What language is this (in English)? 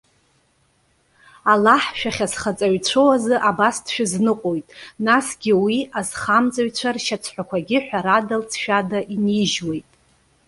Abkhazian